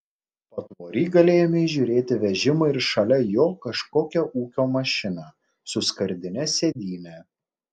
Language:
Lithuanian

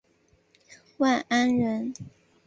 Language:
Chinese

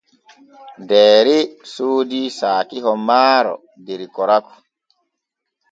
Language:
Borgu Fulfulde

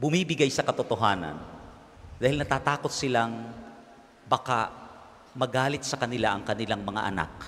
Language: Filipino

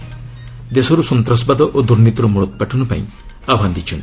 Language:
Odia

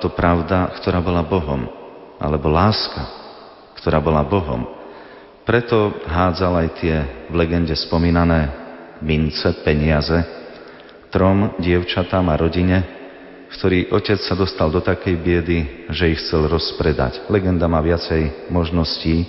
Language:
Slovak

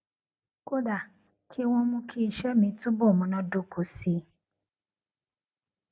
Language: Yoruba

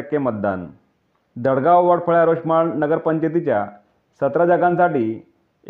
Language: Marathi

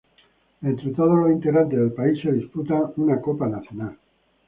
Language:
Spanish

